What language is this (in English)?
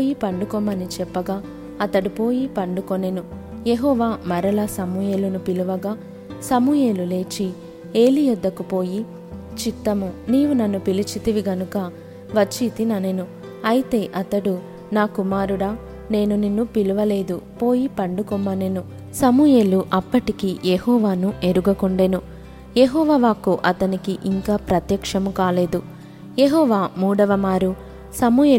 Telugu